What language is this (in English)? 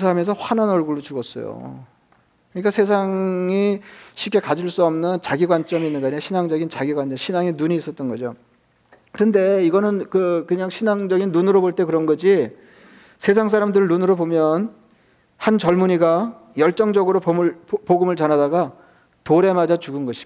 Korean